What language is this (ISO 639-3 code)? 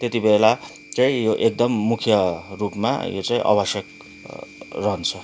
nep